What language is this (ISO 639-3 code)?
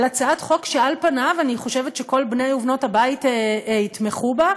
heb